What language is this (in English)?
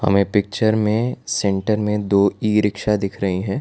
Hindi